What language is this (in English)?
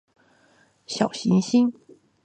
Chinese